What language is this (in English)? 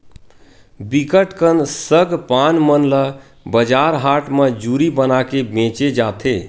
Chhattisgarhi